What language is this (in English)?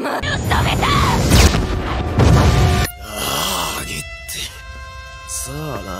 Japanese